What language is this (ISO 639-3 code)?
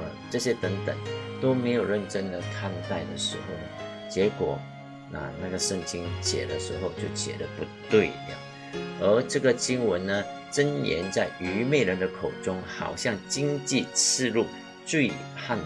zho